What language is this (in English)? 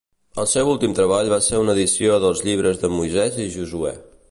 Catalan